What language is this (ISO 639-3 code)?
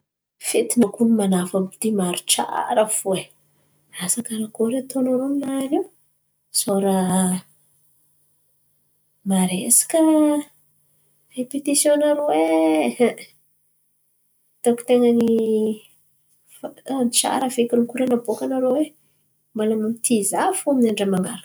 xmv